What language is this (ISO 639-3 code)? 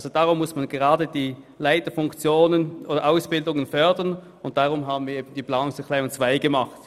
gsw